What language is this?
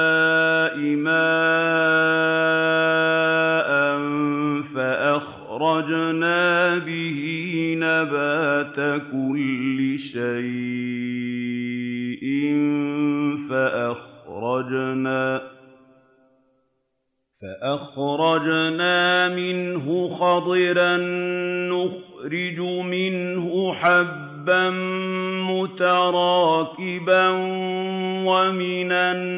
Arabic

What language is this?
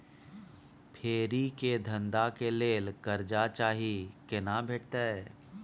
Maithili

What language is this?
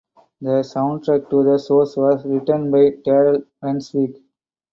English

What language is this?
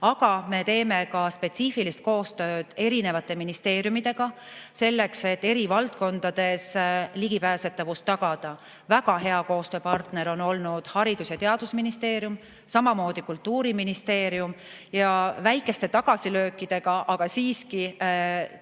Estonian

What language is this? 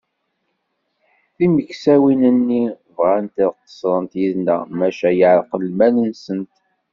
Kabyle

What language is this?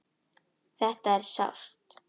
Icelandic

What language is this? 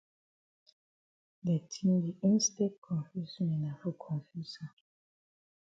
Cameroon Pidgin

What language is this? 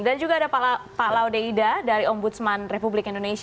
Indonesian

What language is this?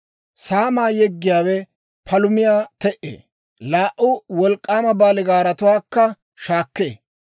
Dawro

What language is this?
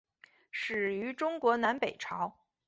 Chinese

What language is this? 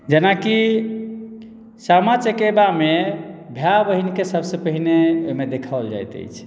Maithili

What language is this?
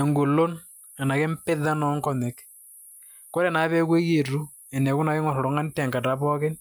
Masai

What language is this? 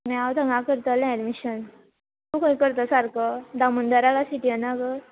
Konkani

